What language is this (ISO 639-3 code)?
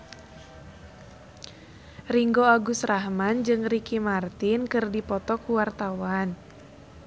sun